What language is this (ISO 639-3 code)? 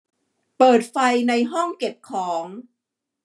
tha